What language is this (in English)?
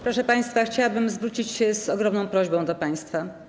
Polish